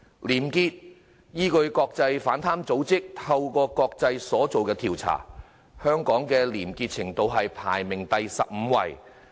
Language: Cantonese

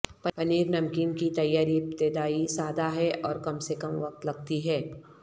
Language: Urdu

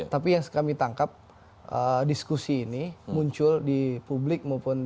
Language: Indonesian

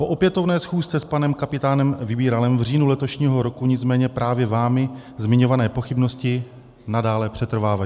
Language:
Czech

